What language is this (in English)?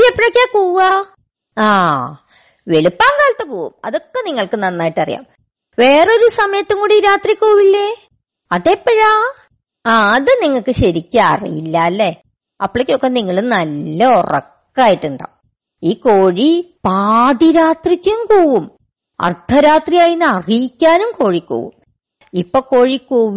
Malayalam